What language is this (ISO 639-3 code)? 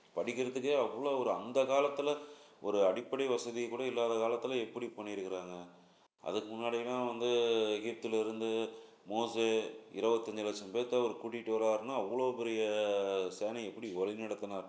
tam